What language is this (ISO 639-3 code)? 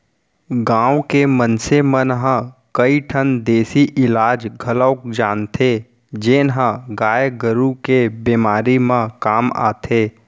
hne